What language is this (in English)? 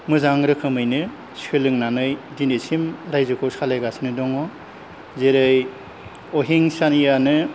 Bodo